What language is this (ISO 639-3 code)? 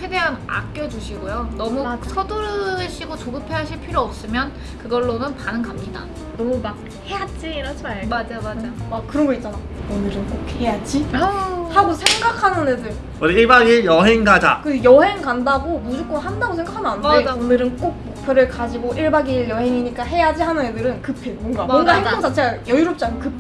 kor